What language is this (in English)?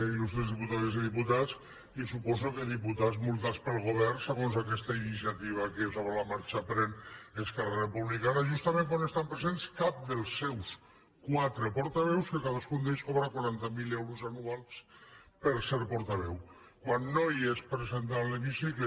Catalan